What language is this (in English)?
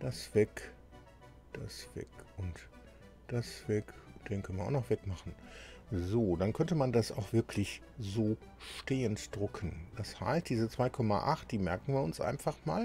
German